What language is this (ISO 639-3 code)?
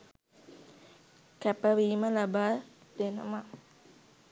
sin